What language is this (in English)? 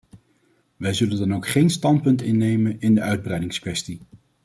Dutch